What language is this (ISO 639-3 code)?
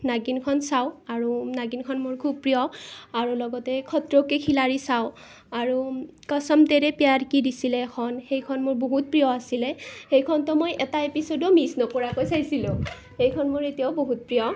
asm